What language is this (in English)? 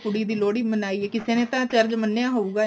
Punjabi